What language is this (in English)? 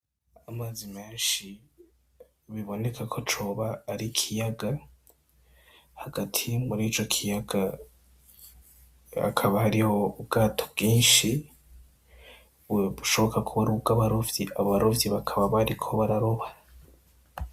Rundi